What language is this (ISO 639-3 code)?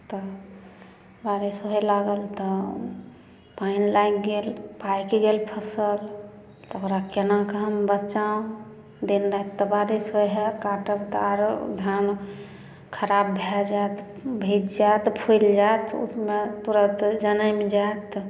mai